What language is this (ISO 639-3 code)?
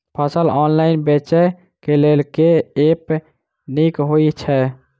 mai